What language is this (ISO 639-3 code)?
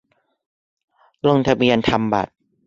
tha